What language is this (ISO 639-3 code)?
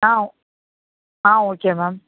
tam